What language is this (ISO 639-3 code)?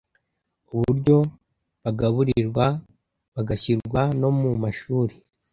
kin